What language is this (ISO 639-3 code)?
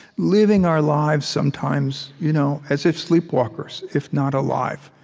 eng